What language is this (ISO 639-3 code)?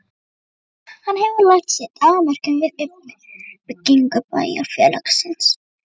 isl